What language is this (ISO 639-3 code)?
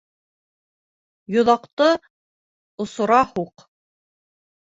bak